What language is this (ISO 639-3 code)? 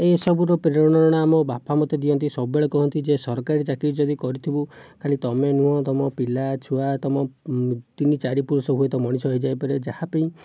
ori